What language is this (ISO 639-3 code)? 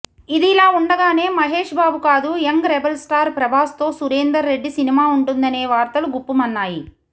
tel